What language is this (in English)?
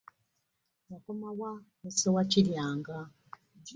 Ganda